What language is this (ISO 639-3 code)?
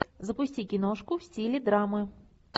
rus